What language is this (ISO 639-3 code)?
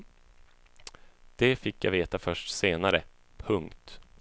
swe